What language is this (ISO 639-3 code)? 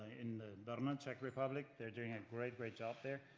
eng